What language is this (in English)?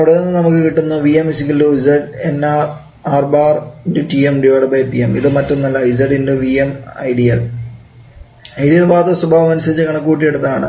Malayalam